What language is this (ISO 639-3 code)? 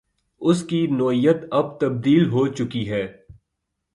urd